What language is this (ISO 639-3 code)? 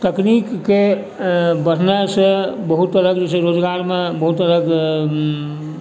mai